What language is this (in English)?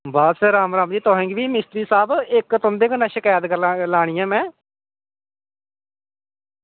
Dogri